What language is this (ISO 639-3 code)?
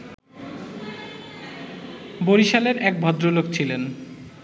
ben